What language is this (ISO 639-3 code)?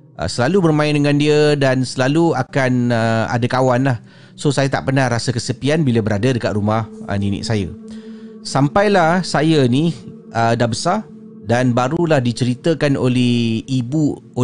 msa